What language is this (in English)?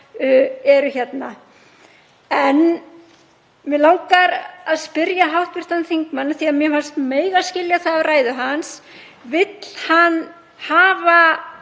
Icelandic